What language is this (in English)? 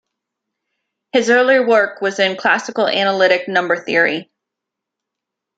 English